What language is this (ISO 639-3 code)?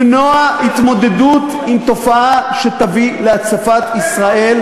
heb